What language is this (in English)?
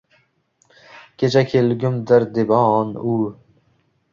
Uzbek